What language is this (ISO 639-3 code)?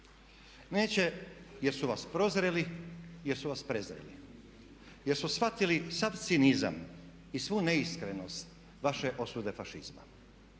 hrv